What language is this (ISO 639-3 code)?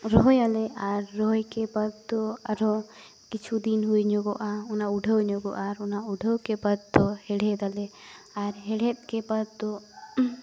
sat